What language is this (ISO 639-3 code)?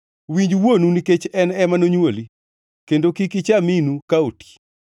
luo